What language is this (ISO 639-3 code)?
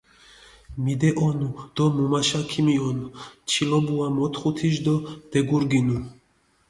xmf